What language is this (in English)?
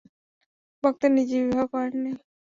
Bangla